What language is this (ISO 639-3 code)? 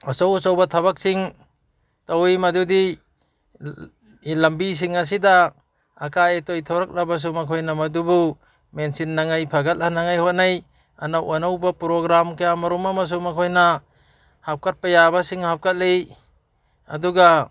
mni